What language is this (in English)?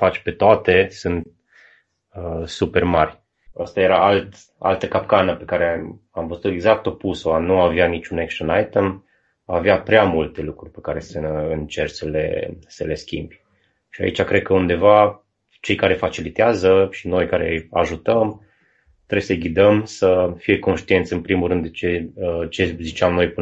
Romanian